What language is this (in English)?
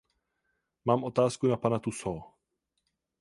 Czech